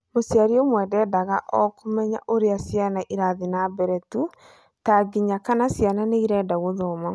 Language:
Kikuyu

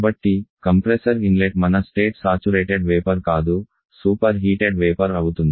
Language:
Telugu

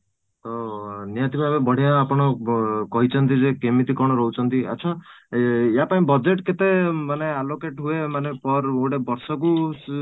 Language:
Odia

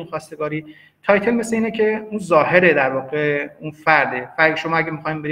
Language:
Persian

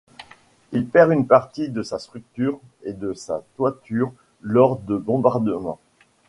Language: French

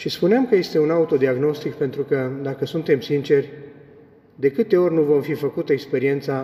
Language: Romanian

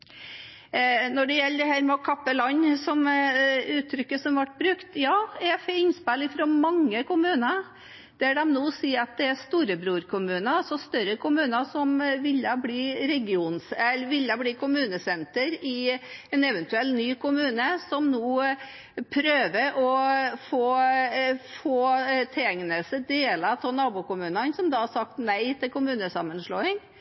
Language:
Norwegian Bokmål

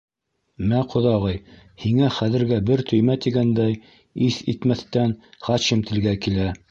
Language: Bashkir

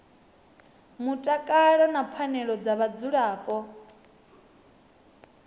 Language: Venda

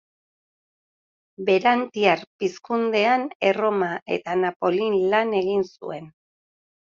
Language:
Basque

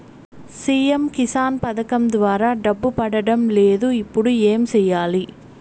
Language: Telugu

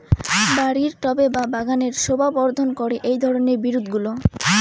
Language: Bangla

